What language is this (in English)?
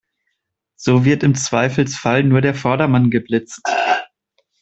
German